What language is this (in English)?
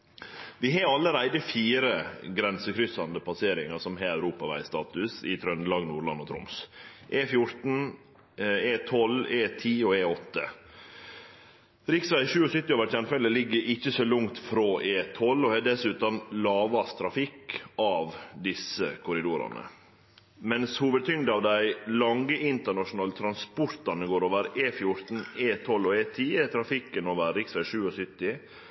Norwegian Nynorsk